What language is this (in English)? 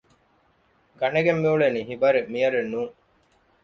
Divehi